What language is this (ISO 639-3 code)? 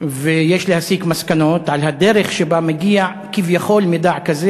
heb